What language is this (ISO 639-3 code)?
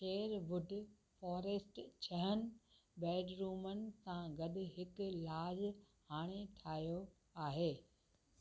snd